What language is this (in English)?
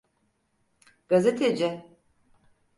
Turkish